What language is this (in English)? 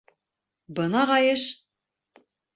Bashkir